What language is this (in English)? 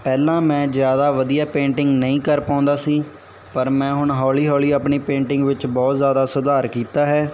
Punjabi